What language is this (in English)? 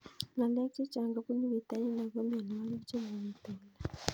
Kalenjin